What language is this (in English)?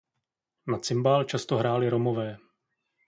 Czech